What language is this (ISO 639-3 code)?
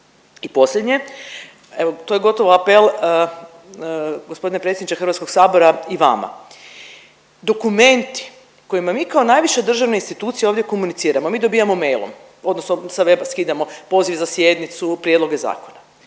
hrv